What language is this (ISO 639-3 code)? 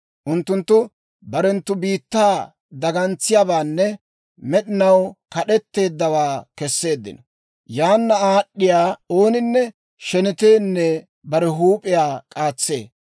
dwr